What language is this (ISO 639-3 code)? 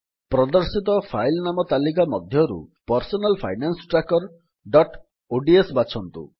ori